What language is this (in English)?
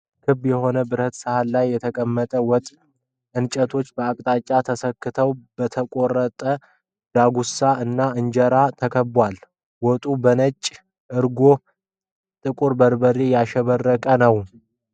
Amharic